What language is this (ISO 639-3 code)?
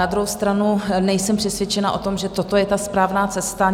ces